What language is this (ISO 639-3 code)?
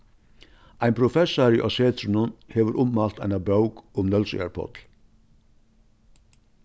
fao